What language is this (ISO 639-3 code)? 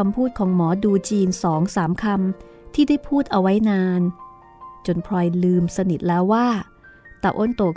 tha